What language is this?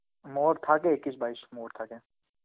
Bangla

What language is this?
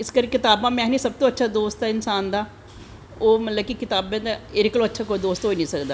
Dogri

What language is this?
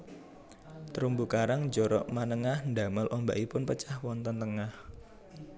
Javanese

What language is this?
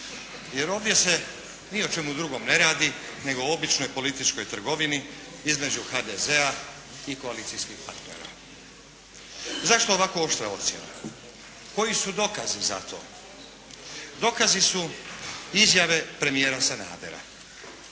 Croatian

